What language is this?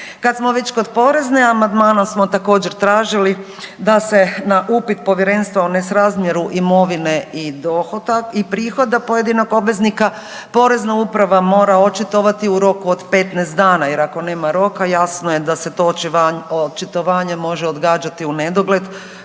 Croatian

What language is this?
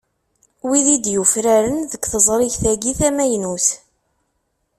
Kabyle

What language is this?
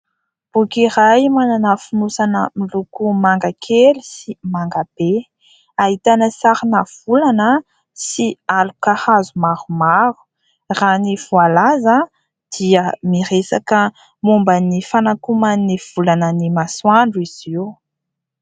Malagasy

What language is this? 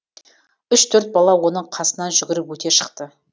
Kazakh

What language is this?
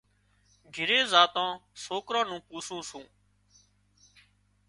Wadiyara Koli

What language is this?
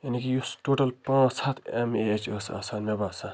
Kashmiri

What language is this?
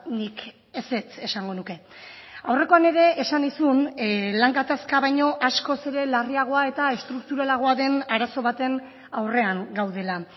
Basque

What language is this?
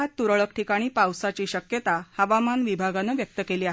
Marathi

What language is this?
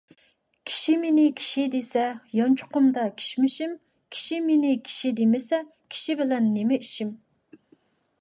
Uyghur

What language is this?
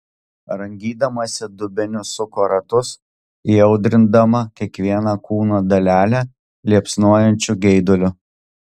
Lithuanian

